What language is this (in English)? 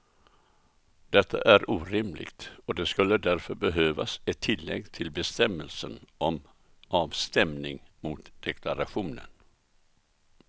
Swedish